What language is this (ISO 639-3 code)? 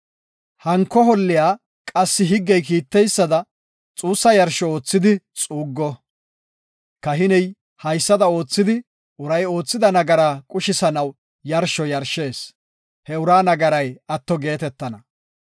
gof